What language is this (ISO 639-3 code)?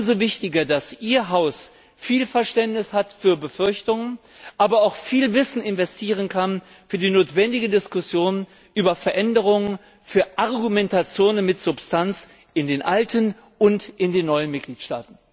deu